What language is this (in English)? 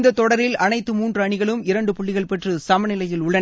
Tamil